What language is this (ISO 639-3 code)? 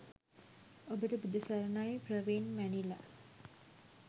sin